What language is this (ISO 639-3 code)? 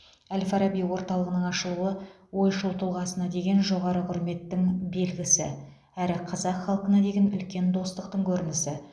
kaz